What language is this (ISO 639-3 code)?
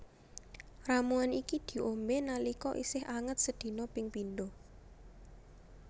jav